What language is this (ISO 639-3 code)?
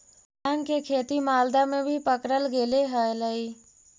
mag